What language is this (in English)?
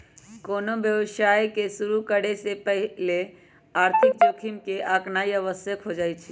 Magahi